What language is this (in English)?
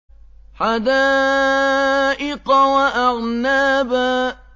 Arabic